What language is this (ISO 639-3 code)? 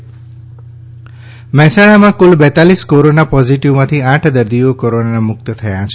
guj